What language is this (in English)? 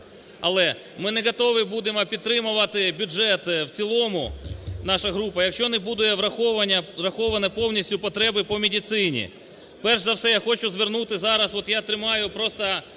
Ukrainian